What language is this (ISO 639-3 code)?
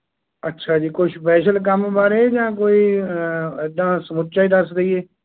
pan